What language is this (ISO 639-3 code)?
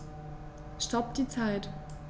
deu